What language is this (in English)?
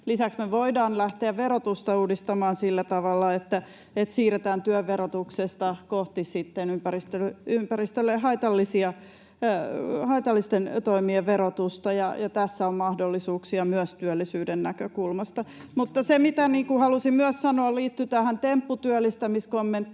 Finnish